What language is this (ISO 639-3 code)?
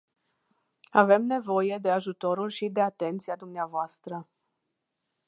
ron